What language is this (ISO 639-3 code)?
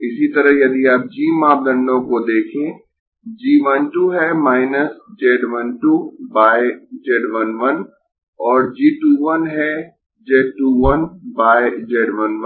hin